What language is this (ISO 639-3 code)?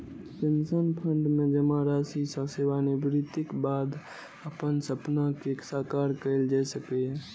mai